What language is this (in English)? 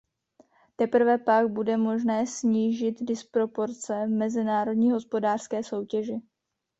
Czech